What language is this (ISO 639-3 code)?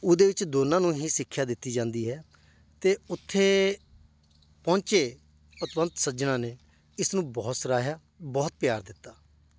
pan